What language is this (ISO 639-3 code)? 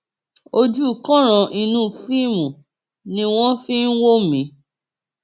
yor